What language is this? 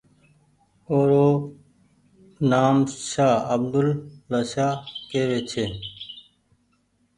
Goaria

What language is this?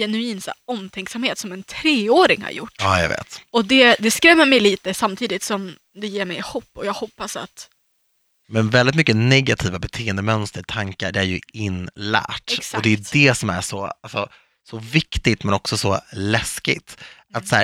Swedish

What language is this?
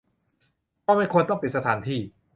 Thai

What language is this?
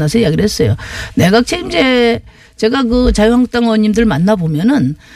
Korean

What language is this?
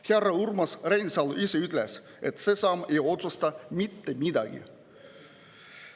Estonian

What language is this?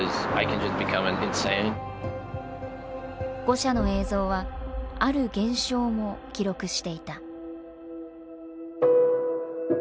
Japanese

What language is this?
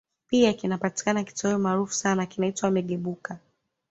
Swahili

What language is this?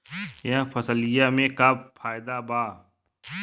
Bhojpuri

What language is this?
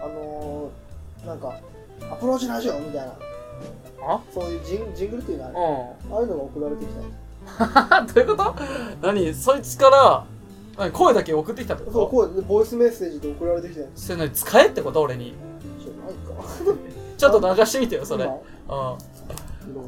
Japanese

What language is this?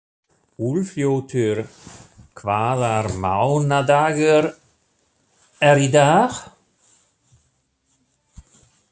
Icelandic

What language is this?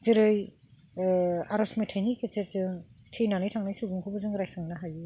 Bodo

